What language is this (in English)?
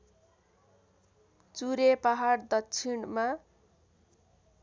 Nepali